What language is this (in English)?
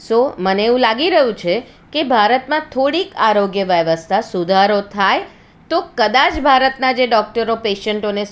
Gujarati